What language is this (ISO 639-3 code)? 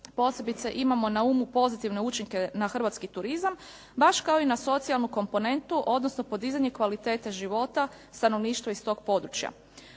hrv